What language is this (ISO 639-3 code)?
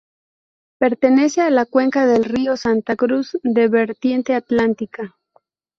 spa